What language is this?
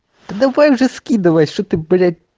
Russian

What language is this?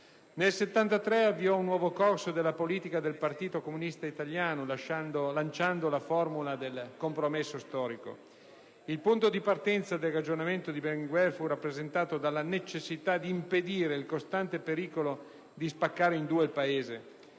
Italian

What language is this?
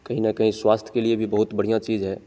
Hindi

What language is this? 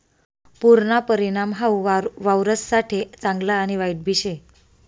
Marathi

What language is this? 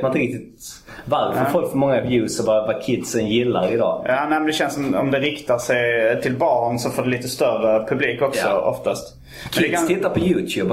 Swedish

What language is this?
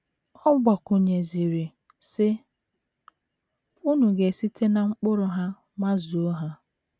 Igbo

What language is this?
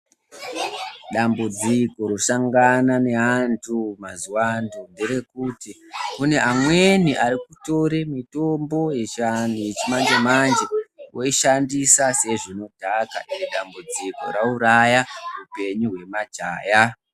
Ndau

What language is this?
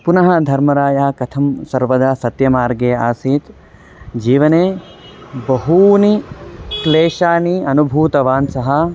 Sanskrit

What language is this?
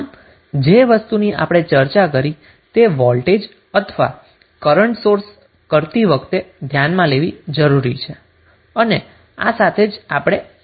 Gujarati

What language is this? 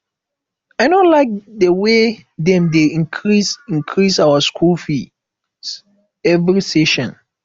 Nigerian Pidgin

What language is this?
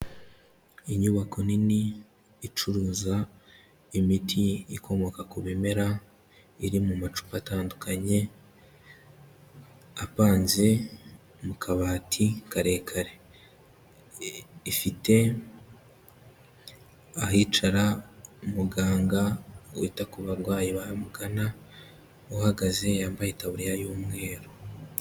Kinyarwanda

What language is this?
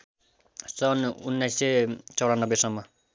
Nepali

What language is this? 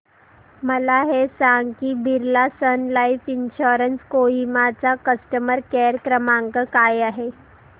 Marathi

